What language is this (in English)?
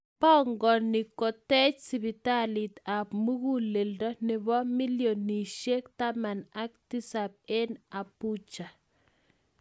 Kalenjin